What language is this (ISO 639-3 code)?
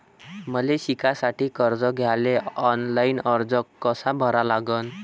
mar